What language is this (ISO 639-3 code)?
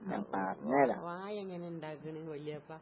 mal